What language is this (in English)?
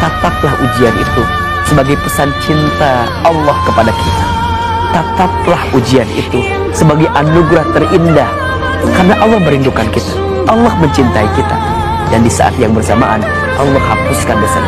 Indonesian